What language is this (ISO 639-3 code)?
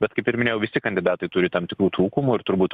lit